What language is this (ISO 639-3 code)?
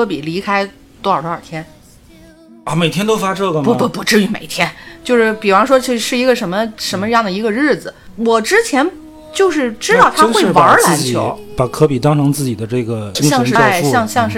zho